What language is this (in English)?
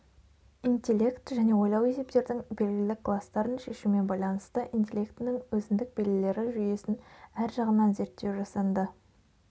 Kazakh